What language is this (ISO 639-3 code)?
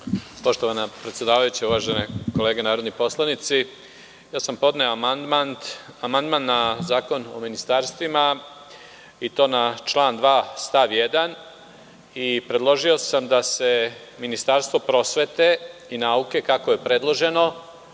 srp